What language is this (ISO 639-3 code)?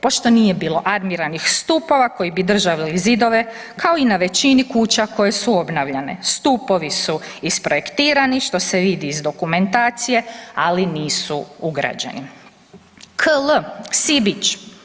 hrv